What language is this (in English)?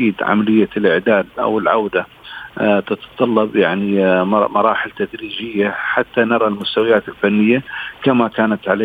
Arabic